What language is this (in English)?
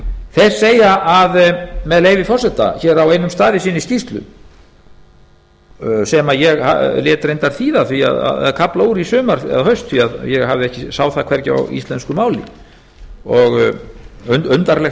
Icelandic